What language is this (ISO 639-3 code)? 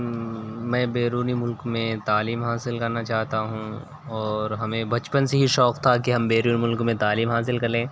urd